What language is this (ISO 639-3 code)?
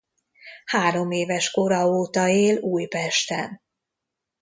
hun